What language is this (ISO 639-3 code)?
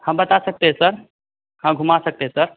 hin